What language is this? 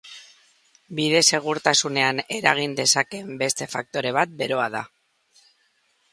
Basque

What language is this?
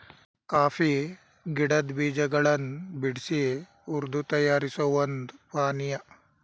Kannada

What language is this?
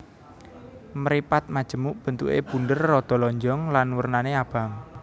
Javanese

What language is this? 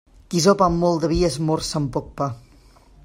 Catalan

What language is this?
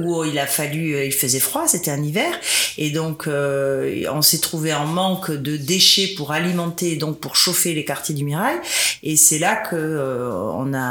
French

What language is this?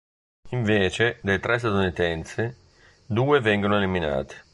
Italian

